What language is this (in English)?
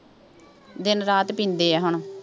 Punjabi